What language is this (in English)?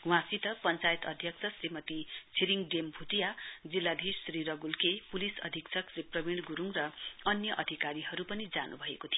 Nepali